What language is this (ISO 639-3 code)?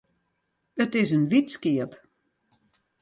fry